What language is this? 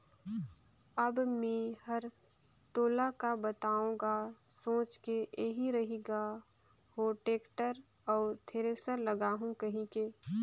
Chhattisgarhi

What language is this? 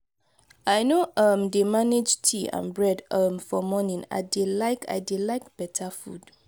Nigerian Pidgin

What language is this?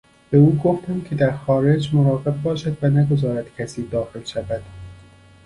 Persian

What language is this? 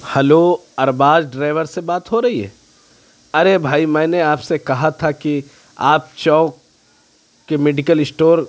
Urdu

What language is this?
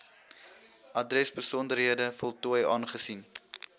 Afrikaans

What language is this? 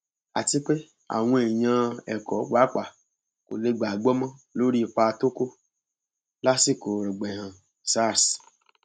Yoruba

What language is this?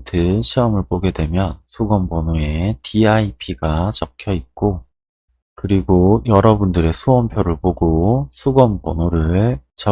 Korean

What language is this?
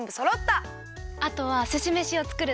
Japanese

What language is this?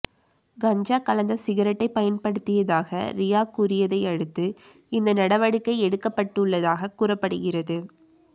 Tamil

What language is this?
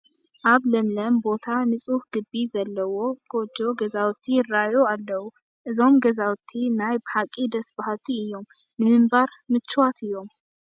Tigrinya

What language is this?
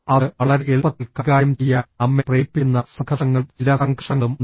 Malayalam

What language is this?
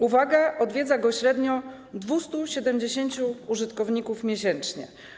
Polish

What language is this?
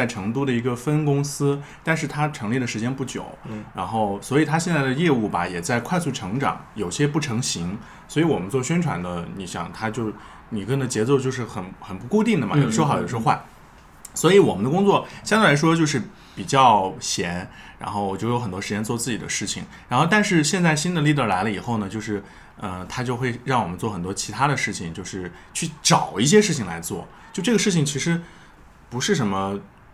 Chinese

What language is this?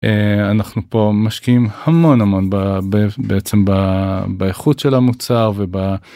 Hebrew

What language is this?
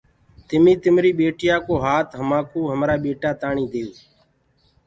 Gurgula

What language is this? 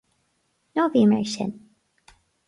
Irish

